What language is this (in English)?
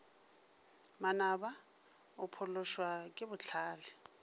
Northern Sotho